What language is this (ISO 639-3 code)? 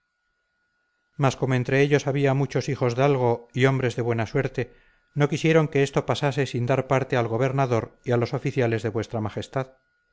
spa